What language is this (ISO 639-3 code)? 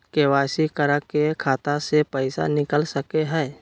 mag